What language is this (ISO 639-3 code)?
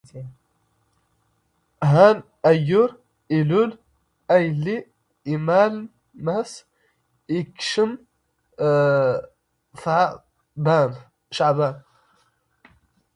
zgh